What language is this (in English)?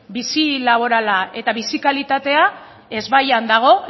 Basque